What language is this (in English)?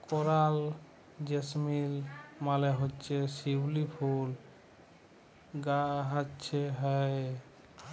Bangla